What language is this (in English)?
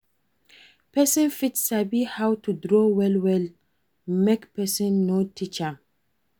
Nigerian Pidgin